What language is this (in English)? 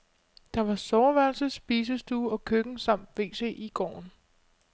Danish